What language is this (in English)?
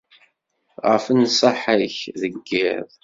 Kabyle